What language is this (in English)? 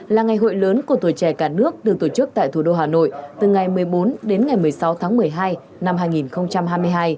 Vietnamese